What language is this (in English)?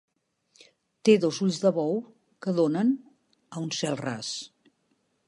Catalan